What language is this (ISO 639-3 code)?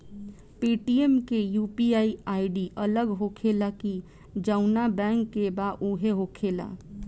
bho